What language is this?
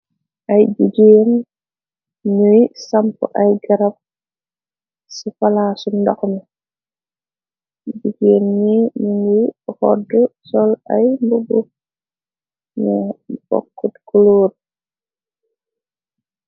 Wolof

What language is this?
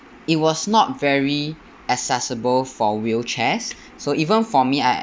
English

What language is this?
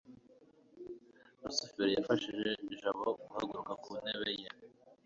Kinyarwanda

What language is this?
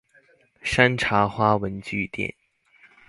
Chinese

